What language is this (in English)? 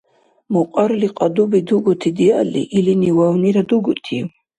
Dargwa